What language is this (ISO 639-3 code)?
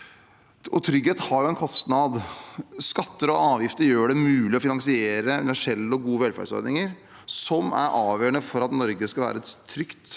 nor